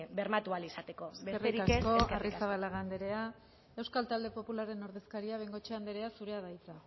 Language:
Basque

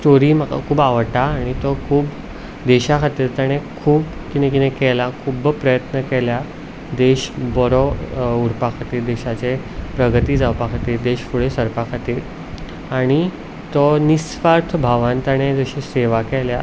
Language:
Konkani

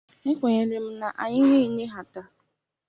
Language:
Igbo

